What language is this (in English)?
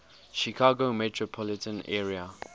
English